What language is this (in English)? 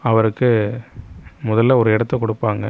Tamil